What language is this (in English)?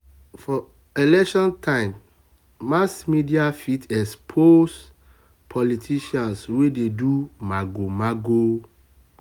Nigerian Pidgin